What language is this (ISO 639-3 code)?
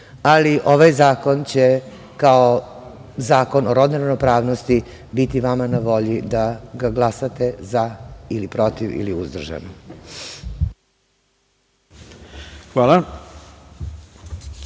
srp